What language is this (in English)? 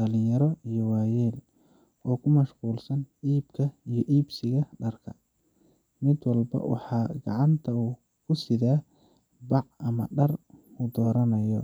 Somali